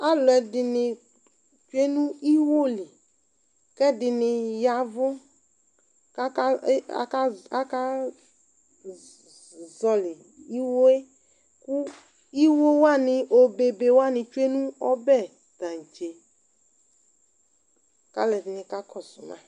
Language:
Ikposo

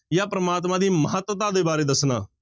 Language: Punjabi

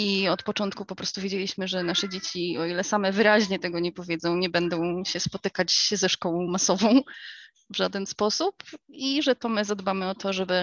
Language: Polish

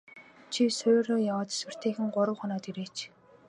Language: Mongolian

